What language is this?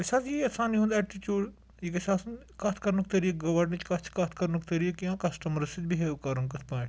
Kashmiri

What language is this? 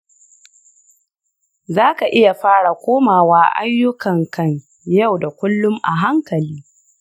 Hausa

